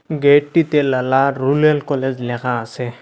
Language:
Bangla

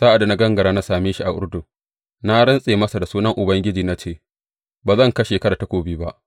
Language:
Hausa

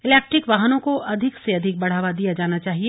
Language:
Hindi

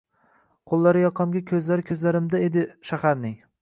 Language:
Uzbek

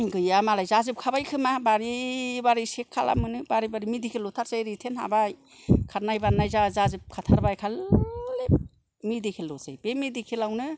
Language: Bodo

